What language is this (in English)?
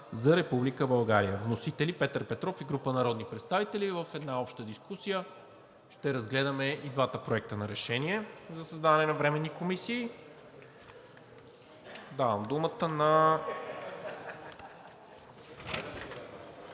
Bulgarian